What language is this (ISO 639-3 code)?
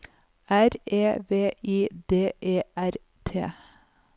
nor